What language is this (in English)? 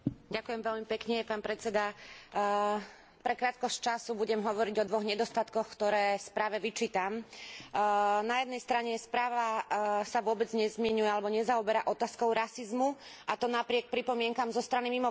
Slovak